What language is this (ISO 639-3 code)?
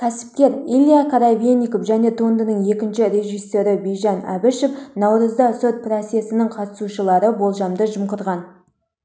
kaz